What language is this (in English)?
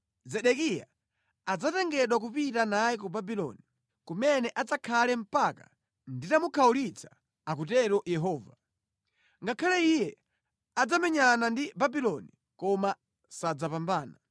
Nyanja